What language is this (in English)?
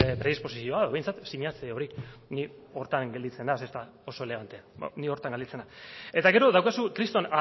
Basque